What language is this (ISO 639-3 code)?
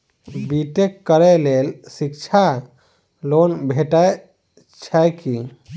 mai